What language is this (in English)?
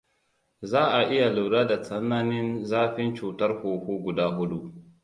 Hausa